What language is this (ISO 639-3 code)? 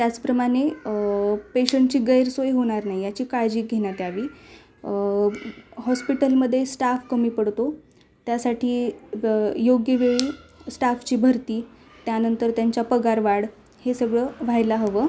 mar